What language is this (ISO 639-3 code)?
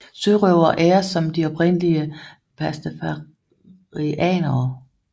dan